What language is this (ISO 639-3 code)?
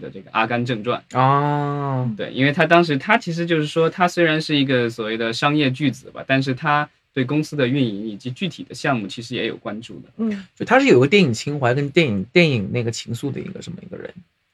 zho